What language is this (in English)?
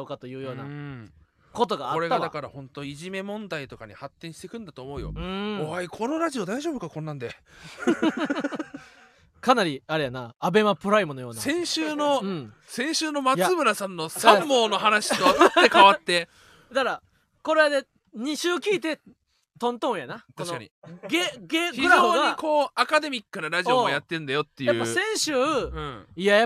Japanese